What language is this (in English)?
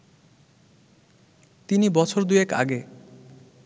Bangla